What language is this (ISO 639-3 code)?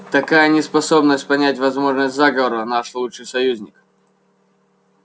rus